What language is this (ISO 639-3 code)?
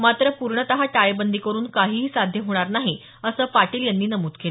mar